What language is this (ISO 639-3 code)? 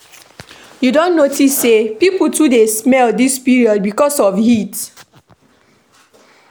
pcm